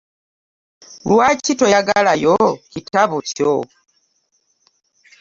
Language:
Ganda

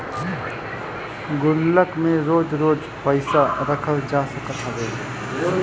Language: Bhojpuri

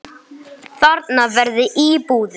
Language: Icelandic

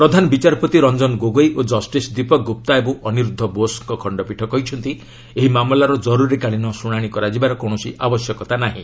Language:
Odia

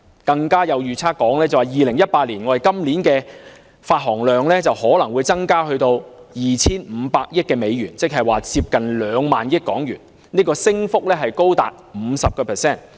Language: Cantonese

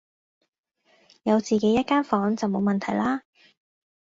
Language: Cantonese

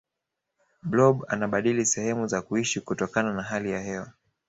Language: Swahili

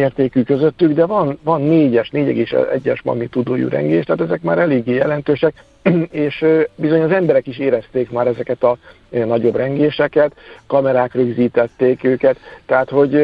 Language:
Hungarian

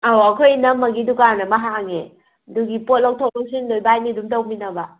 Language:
Manipuri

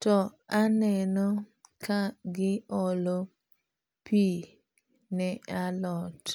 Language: Luo (Kenya and Tanzania)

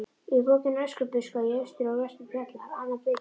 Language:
Icelandic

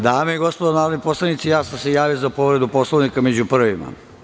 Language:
Serbian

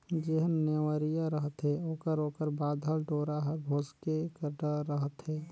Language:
Chhattisgarhi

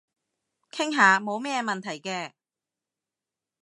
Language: Cantonese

